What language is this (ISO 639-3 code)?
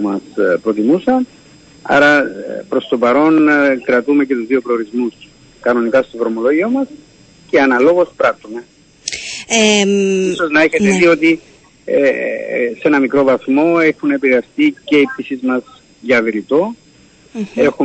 ell